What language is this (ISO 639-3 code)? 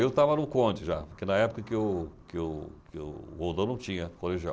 por